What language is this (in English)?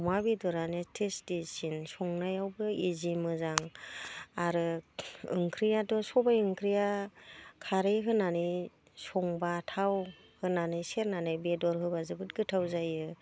Bodo